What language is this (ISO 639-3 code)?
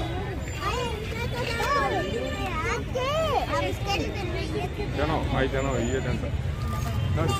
tel